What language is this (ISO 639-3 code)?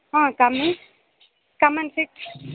tam